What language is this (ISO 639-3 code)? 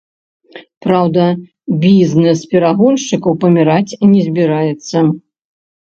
bel